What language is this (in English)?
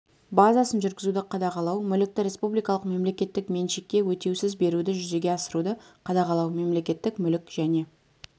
Kazakh